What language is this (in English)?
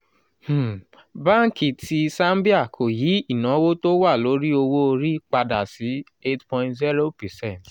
Yoruba